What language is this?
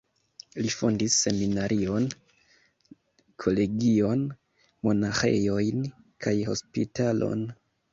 Esperanto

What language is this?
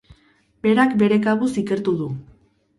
Basque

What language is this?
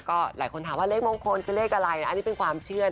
Thai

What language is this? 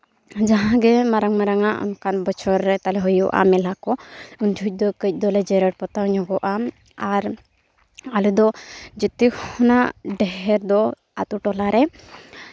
Santali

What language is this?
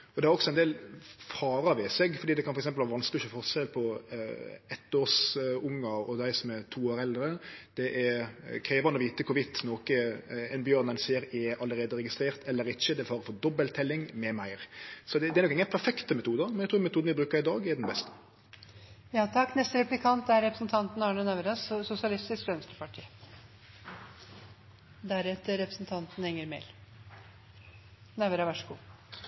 Norwegian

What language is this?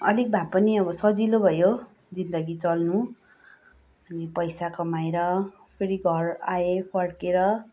Nepali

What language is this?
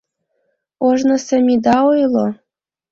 Mari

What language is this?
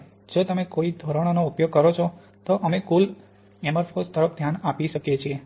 Gujarati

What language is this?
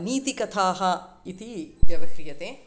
Sanskrit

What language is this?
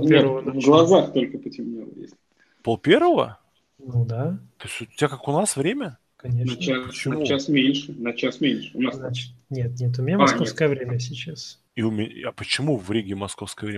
Russian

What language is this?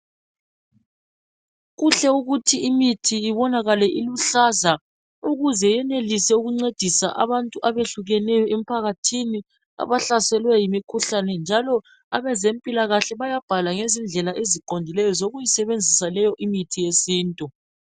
North Ndebele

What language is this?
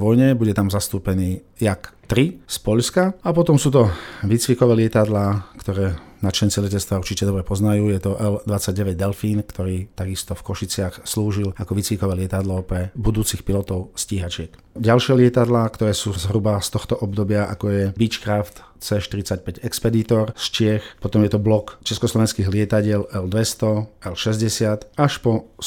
Slovak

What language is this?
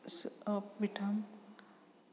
Sanskrit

